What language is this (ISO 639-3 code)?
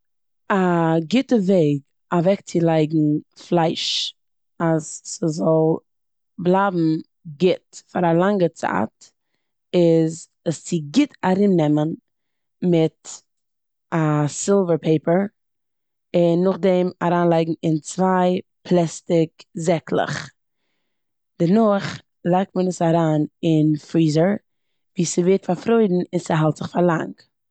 yid